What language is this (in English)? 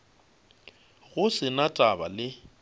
Northern Sotho